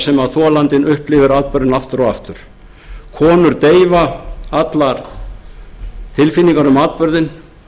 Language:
Icelandic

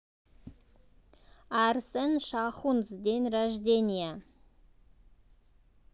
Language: Russian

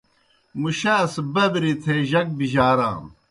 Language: Kohistani Shina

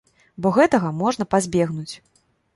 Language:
Belarusian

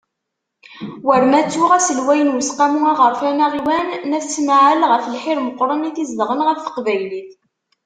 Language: Kabyle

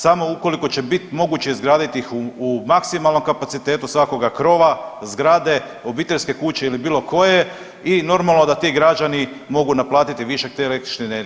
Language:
Croatian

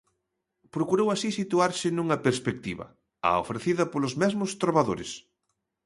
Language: Galician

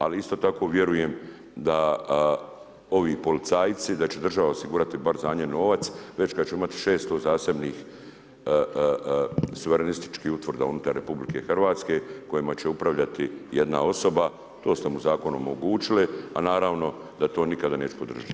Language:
Croatian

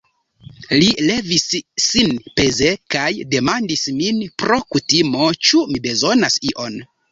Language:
Esperanto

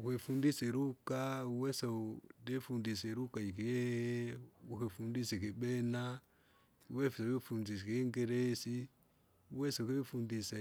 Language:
Kinga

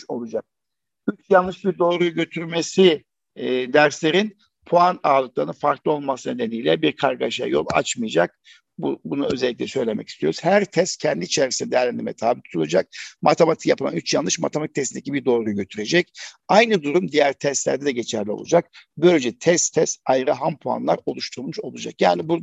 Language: Turkish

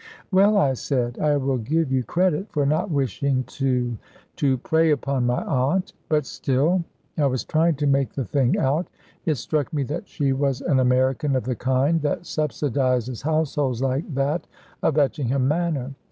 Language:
English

